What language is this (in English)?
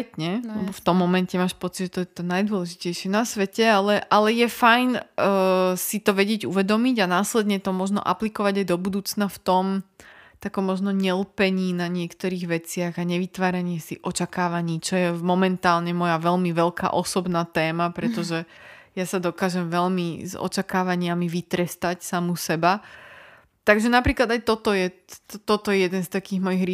Slovak